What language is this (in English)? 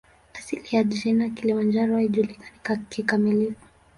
Swahili